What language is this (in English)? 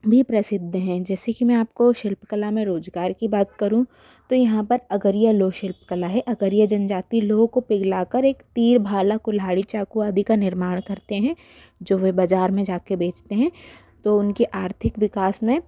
Hindi